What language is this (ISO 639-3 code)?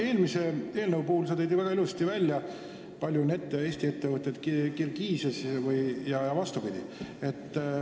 est